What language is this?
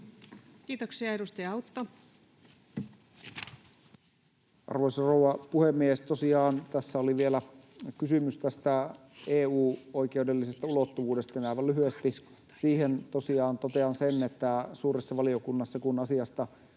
Finnish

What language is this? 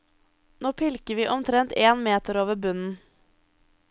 Norwegian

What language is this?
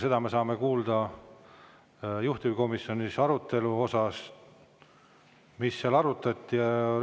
Estonian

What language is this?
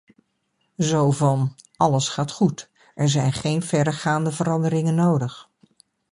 Dutch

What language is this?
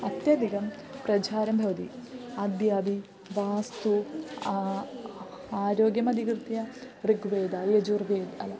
Sanskrit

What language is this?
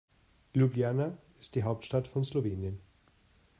German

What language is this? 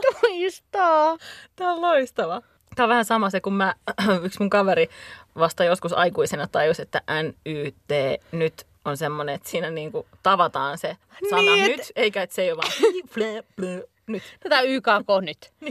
Finnish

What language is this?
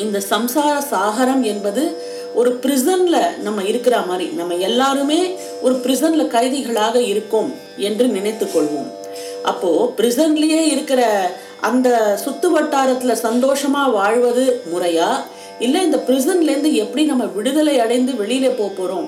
Tamil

